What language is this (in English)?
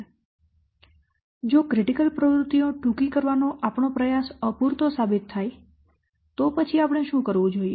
Gujarati